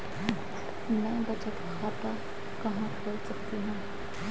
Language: Hindi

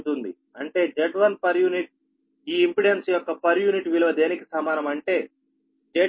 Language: Telugu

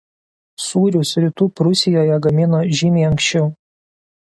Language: Lithuanian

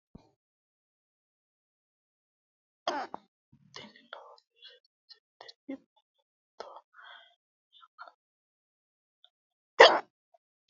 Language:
Sidamo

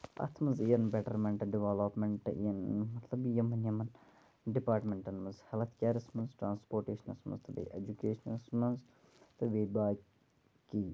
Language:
Kashmiri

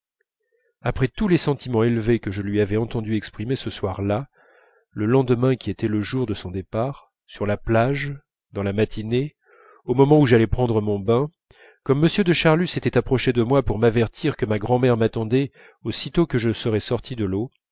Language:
French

